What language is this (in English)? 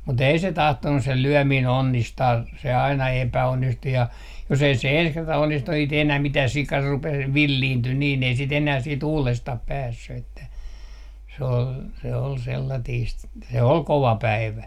Finnish